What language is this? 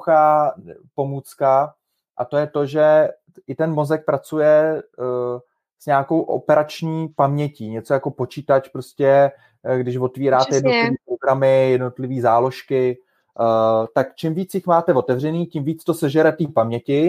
Czech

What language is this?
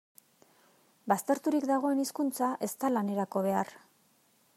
Basque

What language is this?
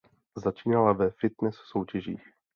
Czech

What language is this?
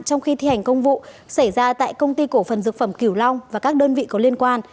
Vietnamese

